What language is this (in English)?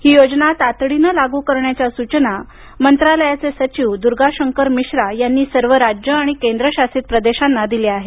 Marathi